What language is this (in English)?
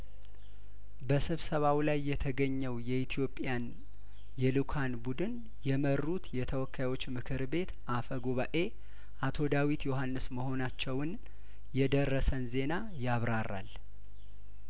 Amharic